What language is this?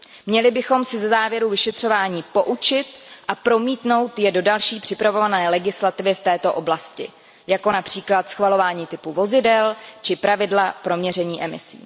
Czech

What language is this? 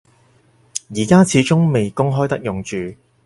Cantonese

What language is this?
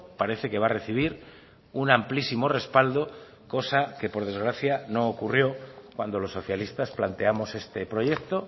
Spanish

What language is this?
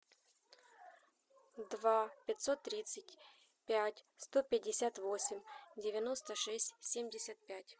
Russian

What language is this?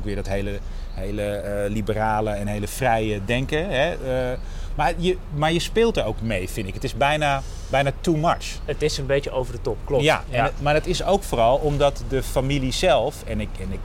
Dutch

